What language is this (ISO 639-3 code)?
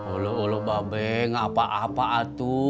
ind